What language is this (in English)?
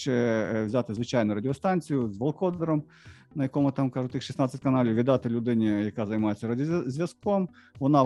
Ukrainian